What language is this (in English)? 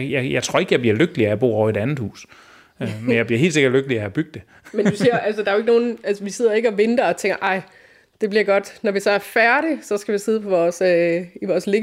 Danish